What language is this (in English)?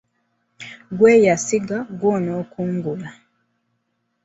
Ganda